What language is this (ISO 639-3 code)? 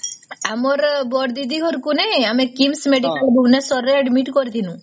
ori